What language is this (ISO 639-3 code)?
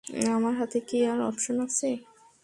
ben